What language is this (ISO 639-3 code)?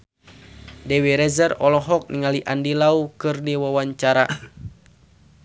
sun